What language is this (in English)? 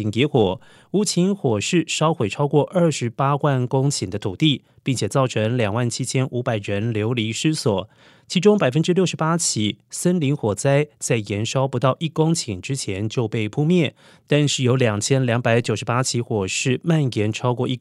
Chinese